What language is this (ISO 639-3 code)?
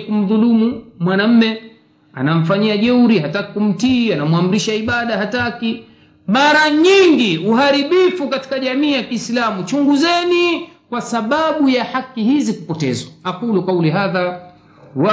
swa